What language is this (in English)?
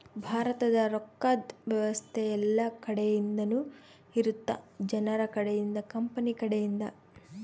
Kannada